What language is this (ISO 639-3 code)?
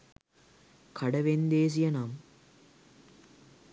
sin